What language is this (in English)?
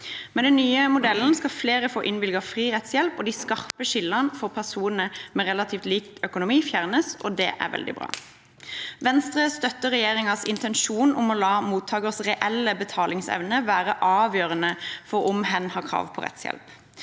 Norwegian